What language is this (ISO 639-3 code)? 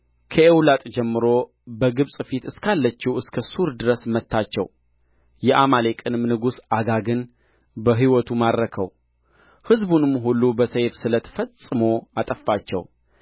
amh